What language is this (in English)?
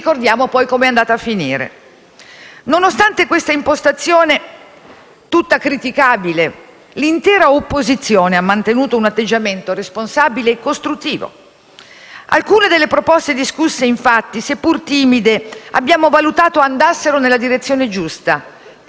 Italian